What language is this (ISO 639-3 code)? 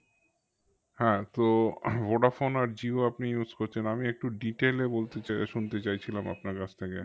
ben